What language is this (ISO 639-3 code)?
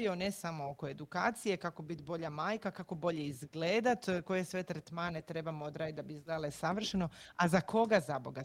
hrv